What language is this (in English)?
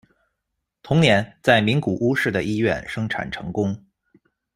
Chinese